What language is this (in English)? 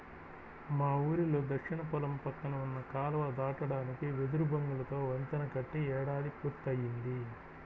Telugu